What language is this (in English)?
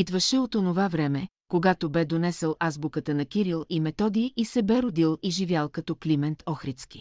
Bulgarian